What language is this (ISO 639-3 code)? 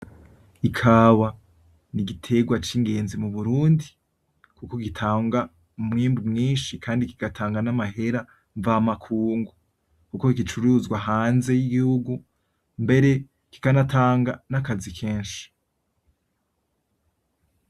run